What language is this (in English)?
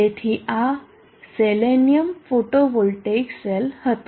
Gujarati